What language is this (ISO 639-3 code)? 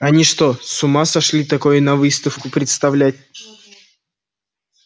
rus